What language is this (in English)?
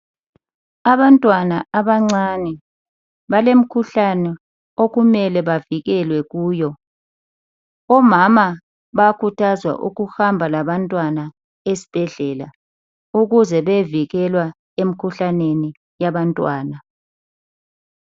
North Ndebele